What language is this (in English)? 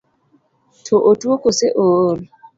Luo (Kenya and Tanzania)